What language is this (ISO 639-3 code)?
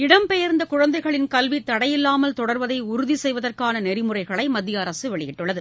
tam